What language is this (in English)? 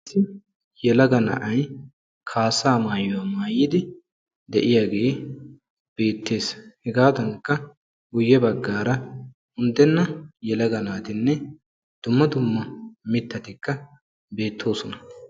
Wolaytta